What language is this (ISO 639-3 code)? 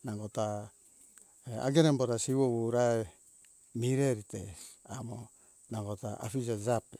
hkk